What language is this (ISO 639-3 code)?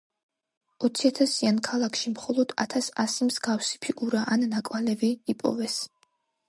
kat